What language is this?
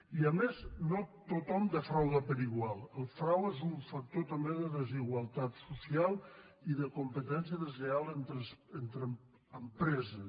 Catalan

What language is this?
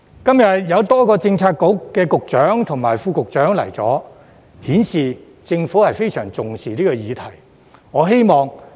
Cantonese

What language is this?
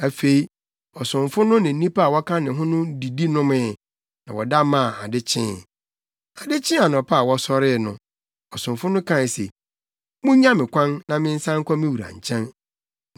Akan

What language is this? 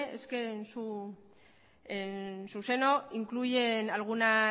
Spanish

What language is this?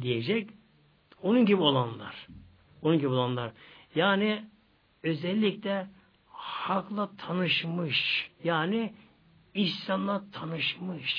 Turkish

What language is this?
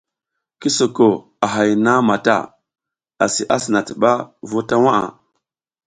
South Giziga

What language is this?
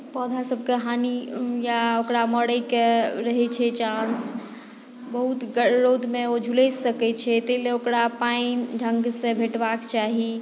Maithili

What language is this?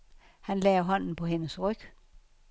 Danish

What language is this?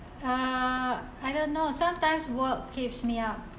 English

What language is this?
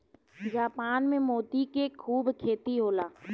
Bhojpuri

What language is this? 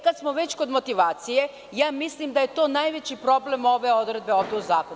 Serbian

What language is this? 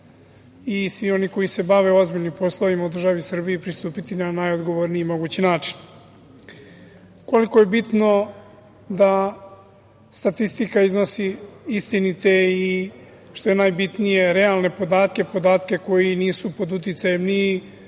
Serbian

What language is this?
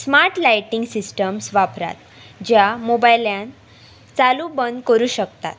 Konkani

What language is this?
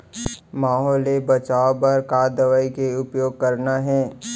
Chhattisgarhi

